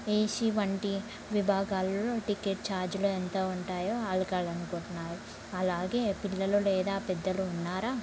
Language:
Telugu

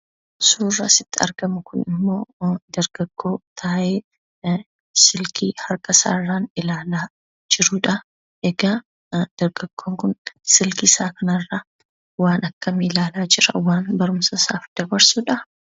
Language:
Oromo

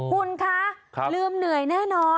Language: Thai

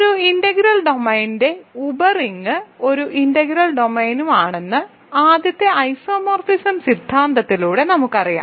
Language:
Malayalam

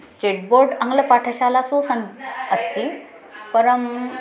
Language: Sanskrit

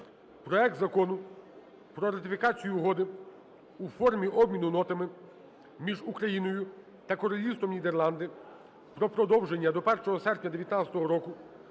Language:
Ukrainian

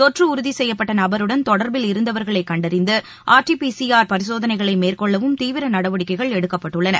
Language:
Tamil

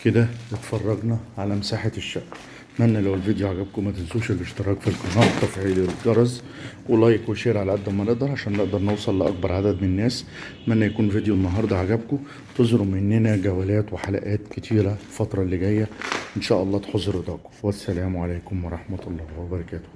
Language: Arabic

